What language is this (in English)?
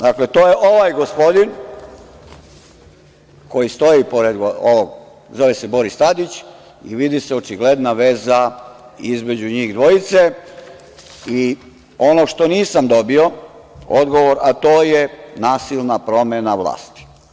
Serbian